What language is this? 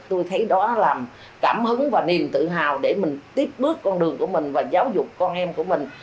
Vietnamese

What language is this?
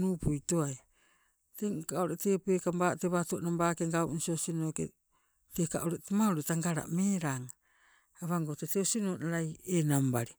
Sibe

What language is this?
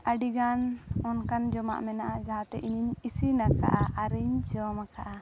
Santali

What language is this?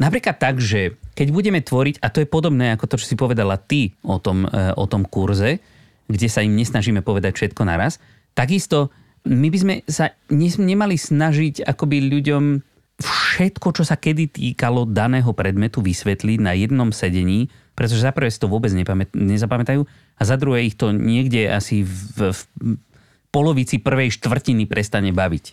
Slovak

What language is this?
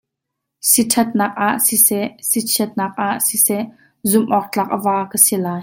Hakha Chin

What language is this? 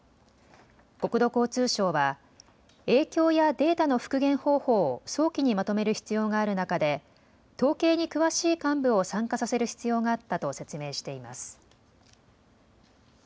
Japanese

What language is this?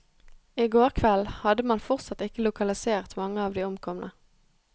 Norwegian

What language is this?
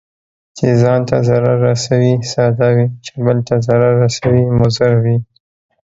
Pashto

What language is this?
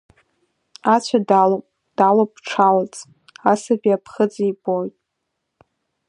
Abkhazian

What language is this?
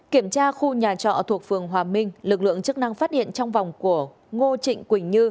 Vietnamese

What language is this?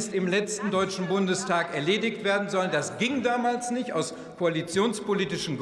German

